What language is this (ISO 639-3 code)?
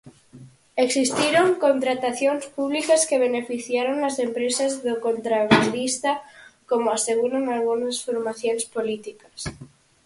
glg